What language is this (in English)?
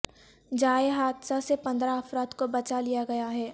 Urdu